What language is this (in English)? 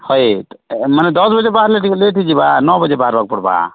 Odia